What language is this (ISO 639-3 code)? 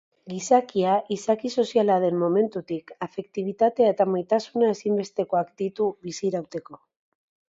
eus